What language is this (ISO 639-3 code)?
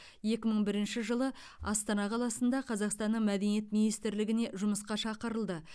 kaz